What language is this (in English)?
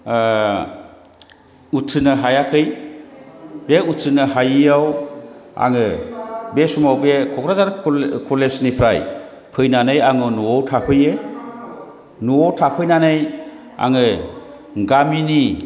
Bodo